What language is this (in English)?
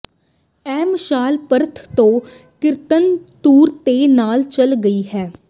Punjabi